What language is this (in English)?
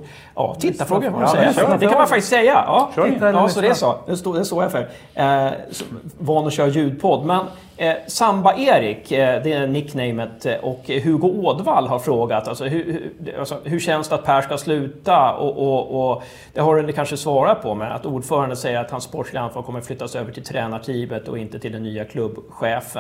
Swedish